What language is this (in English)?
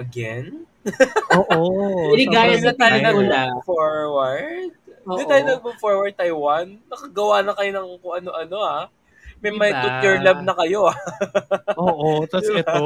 Filipino